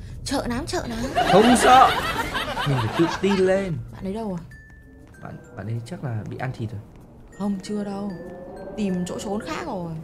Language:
Vietnamese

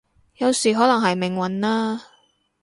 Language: Cantonese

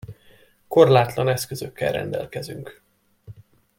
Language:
Hungarian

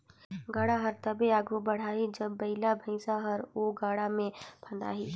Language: Chhattisgarhi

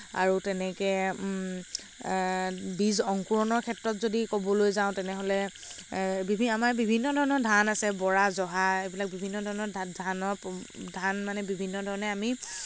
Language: Assamese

